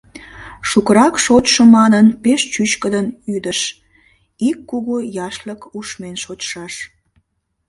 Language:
Mari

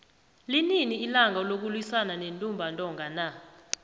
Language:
South Ndebele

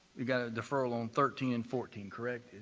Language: English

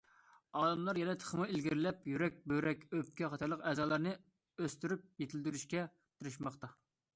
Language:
Uyghur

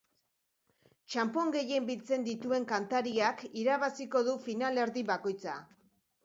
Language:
Basque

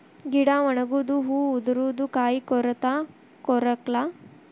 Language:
Kannada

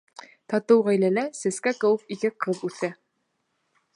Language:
Bashkir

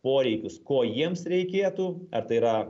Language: Lithuanian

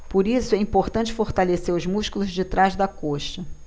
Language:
Portuguese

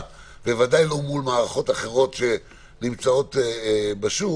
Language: Hebrew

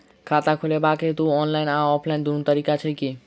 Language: Maithili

